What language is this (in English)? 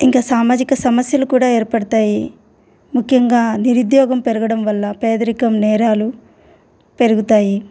Telugu